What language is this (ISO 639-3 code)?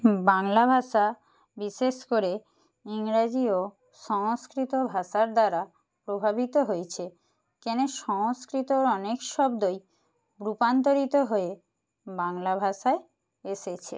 ben